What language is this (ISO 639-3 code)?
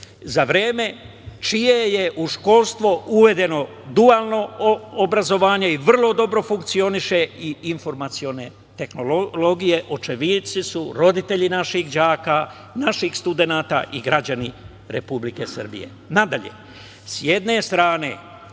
srp